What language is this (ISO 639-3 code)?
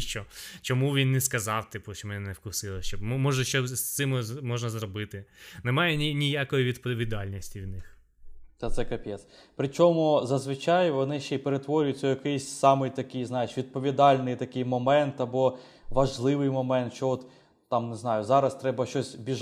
ukr